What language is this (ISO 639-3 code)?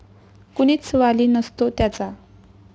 mar